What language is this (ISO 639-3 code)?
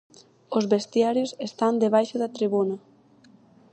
glg